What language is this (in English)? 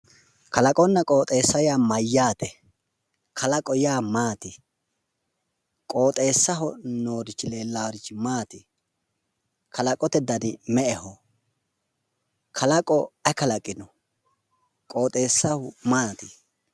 Sidamo